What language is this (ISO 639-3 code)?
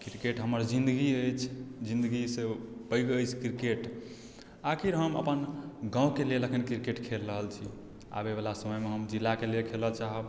mai